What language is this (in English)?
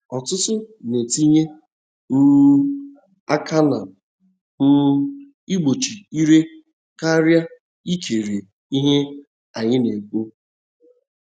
Igbo